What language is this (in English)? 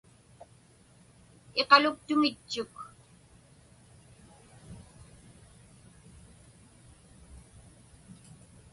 Inupiaq